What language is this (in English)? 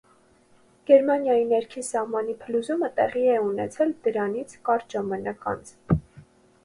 Armenian